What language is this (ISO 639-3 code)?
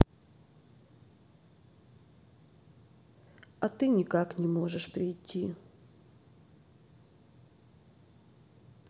rus